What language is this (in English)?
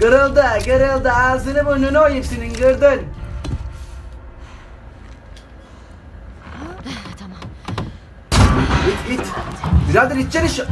Turkish